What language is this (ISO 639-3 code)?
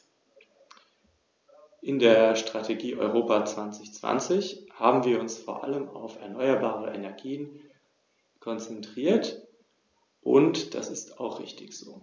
deu